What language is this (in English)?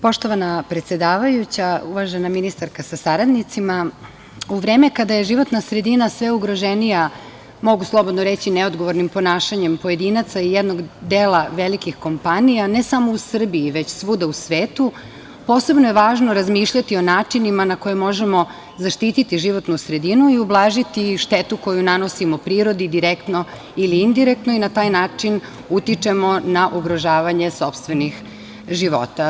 Serbian